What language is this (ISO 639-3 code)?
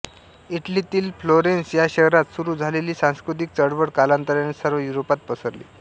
mar